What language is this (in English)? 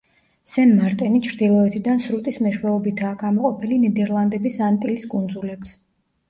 Georgian